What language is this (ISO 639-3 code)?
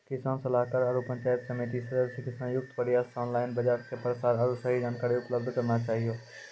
mai